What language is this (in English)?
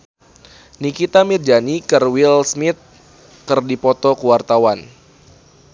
Sundanese